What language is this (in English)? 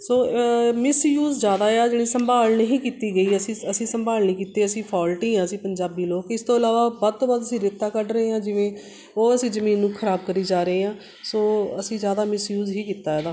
Punjabi